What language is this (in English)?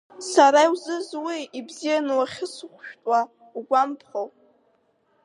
Abkhazian